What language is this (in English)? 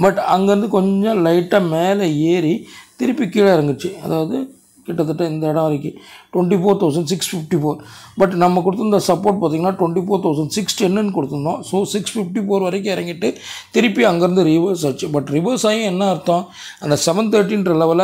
Tamil